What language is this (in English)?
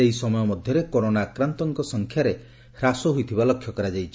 Odia